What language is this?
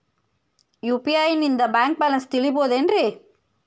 Kannada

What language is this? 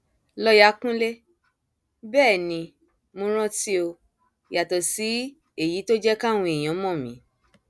Yoruba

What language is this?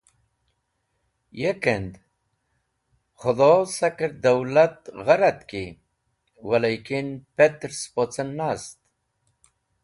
Wakhi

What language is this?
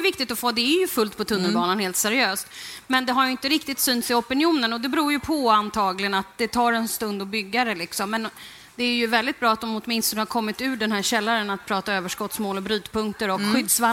Swedish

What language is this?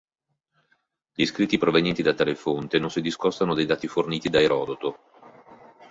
Italian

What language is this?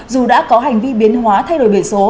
Vietnamese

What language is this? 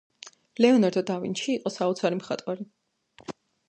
Georgian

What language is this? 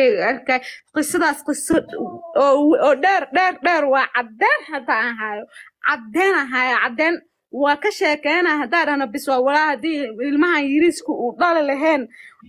Arabic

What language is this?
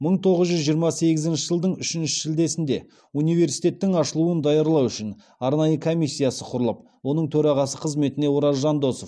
Kazakh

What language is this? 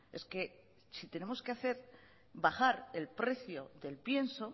Spanish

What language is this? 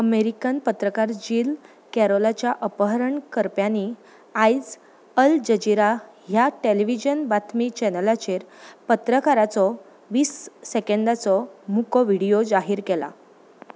Konkani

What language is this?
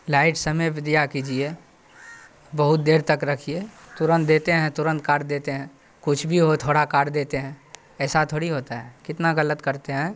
Urdu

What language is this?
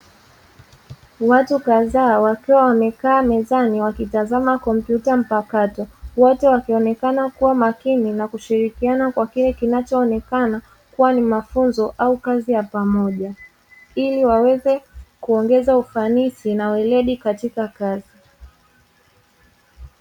Swahili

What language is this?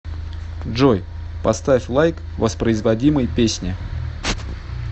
Russian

